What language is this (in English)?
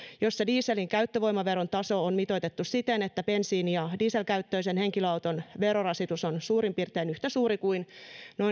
Finnish